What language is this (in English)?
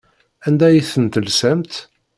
Kabyle